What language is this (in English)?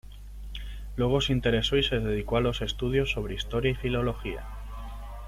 Spanish